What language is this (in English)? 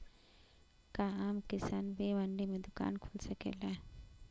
Bhojpuri